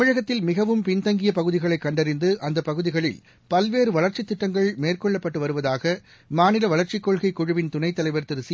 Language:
Tamil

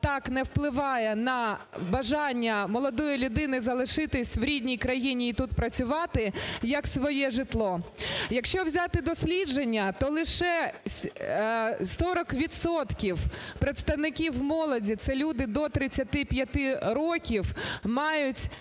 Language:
Ukrainian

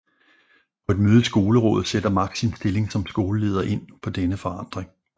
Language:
Danish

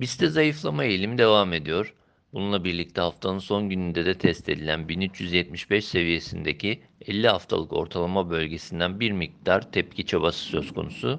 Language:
Turkish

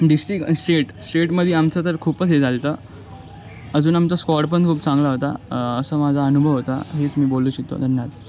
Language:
Marathi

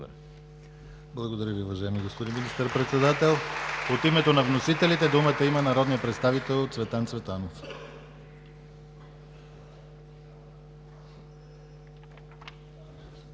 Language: Bulgarian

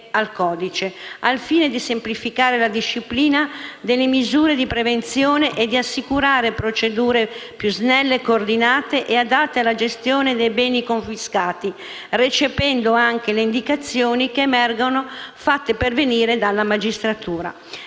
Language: Italian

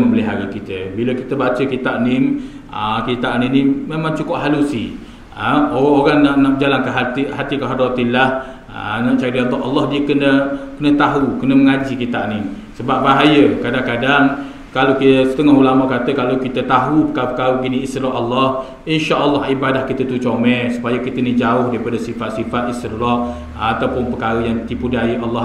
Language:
Malay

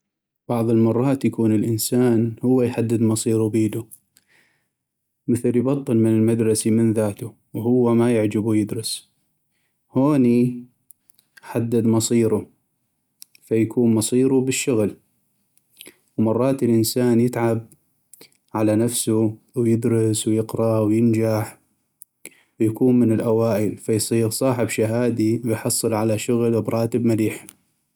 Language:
North Mesopotamian Arabic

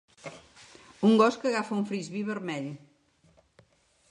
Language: Catalan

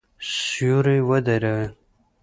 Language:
Pashto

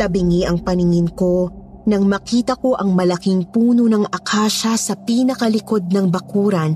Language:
Filipino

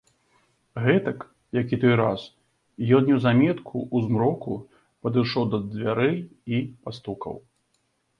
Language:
Belarusian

